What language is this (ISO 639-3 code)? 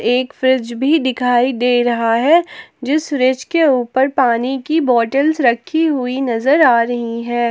hin